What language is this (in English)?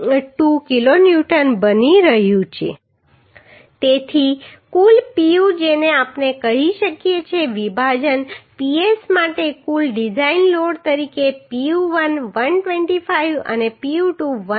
Gujarati